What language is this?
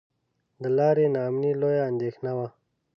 Pashto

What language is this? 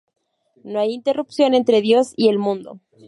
Spanish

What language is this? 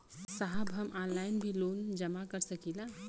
Bhojpuri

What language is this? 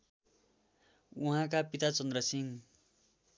Nepali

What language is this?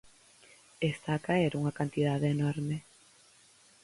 Galician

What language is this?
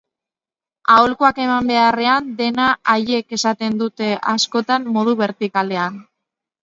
Basque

